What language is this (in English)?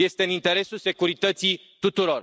Romanian